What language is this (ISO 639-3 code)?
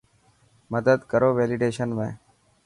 mki